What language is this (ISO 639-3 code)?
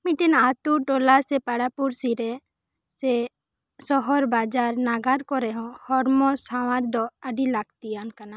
sat